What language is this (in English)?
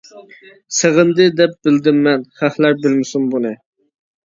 Uyghur